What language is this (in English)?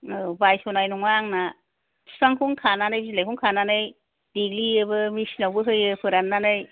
Bodo